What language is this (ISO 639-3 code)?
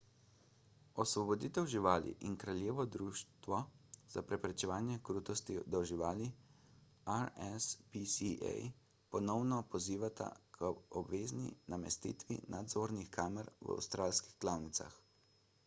slv